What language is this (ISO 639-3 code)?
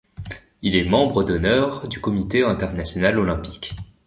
fra